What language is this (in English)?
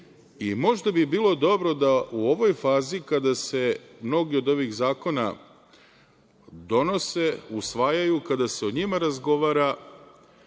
Serbian